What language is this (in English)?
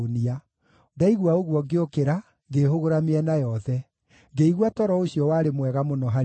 Kikuyu